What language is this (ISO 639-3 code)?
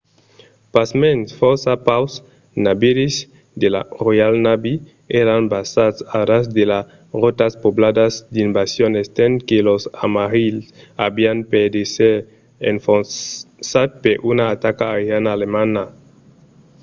oci